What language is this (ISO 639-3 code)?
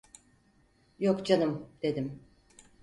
tur